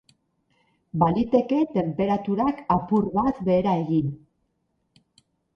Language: Basque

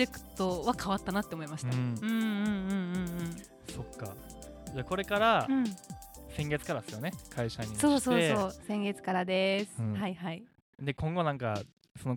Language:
Japanese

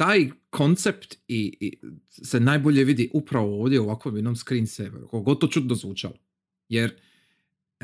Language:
Croatian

